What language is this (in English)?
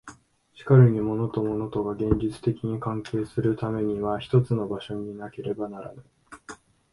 Japanese